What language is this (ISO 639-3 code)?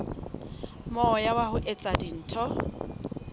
sot